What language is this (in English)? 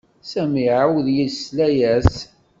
Kabyle